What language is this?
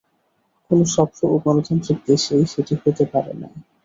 Bangla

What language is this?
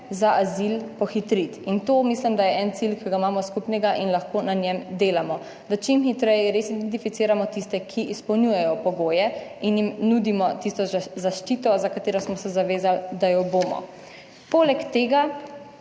Slovenian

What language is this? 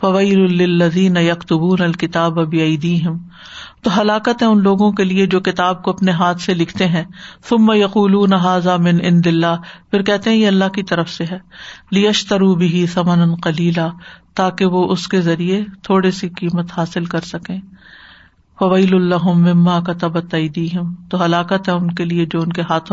Urdu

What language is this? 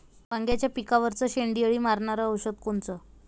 Marathi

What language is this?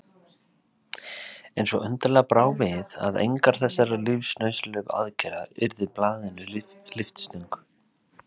Icelandic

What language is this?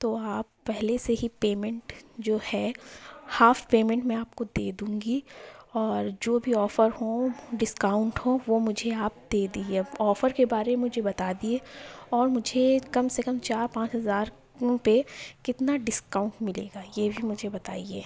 Urdu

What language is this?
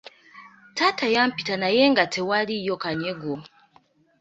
Ganda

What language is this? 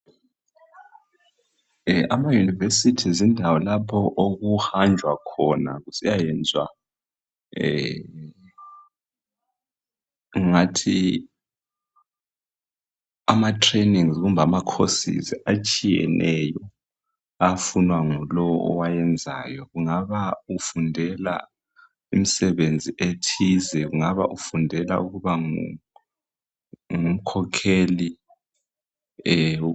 North Ndebele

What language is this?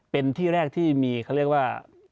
Thai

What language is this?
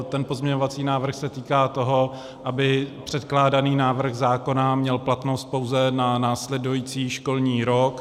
Czech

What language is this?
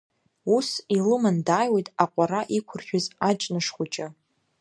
Abkhazian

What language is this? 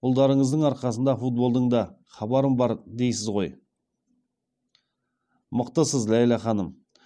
Kazakh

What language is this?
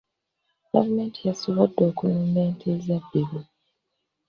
Ganda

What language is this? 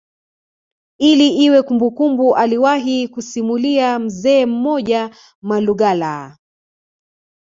Swahili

